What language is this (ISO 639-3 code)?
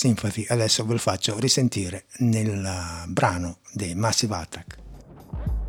ita